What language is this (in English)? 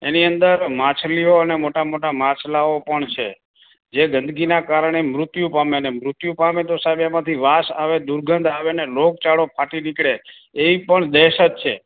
Gujarati